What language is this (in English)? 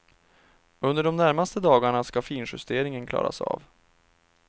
Swedish